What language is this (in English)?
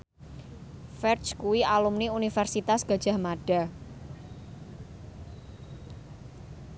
Javanese